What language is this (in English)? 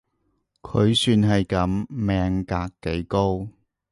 Cantonese